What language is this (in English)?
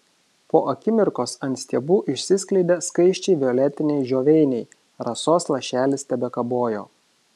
Lithuanian